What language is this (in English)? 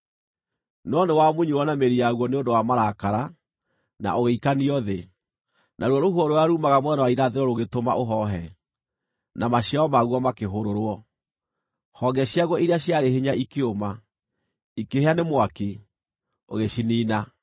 Kikuyu